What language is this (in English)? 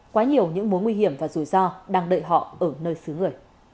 Vietnamese